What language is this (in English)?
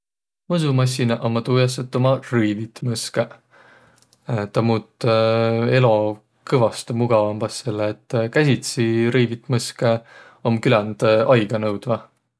Võro